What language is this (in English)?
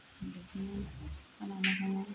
Bodo